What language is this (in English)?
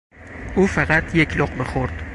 Persian